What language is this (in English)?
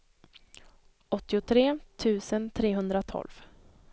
Swedish